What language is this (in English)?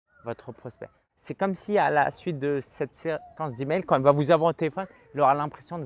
French